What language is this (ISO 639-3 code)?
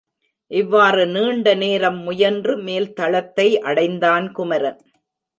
tam